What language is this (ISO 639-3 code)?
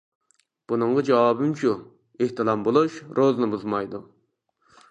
uig